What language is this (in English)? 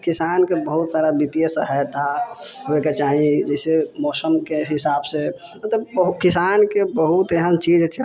Maithili